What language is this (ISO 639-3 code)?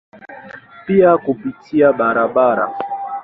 swa